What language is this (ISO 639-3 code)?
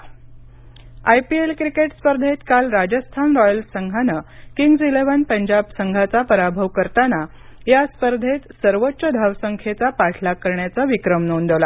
mar